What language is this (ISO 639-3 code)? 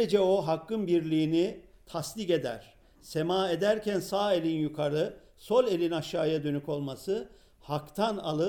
tur